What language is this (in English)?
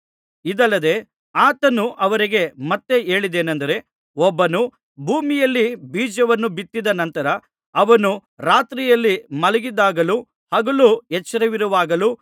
Kannada